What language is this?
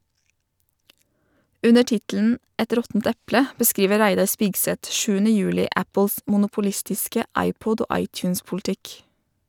Norwegian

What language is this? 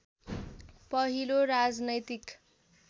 Nepali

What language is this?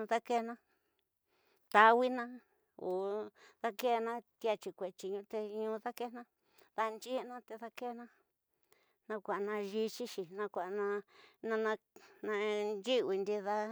Tidaá Mixtec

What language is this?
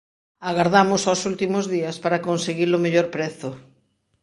Galician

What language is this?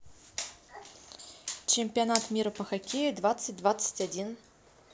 Russian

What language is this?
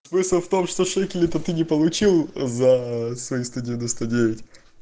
Russian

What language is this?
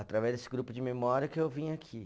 Portuguese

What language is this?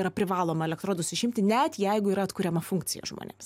Lithuanian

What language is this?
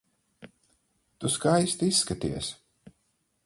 Latvian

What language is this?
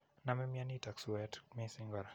Kalenjin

